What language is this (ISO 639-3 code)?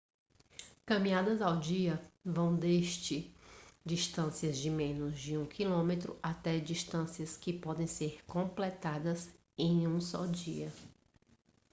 por